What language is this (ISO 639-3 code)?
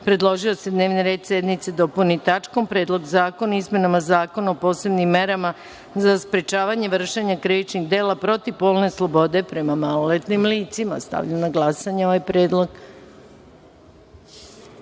srp